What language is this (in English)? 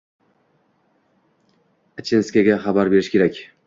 Uzbek